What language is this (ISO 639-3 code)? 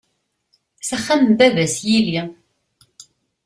kab